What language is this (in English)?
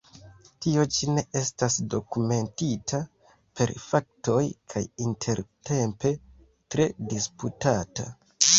Esperanto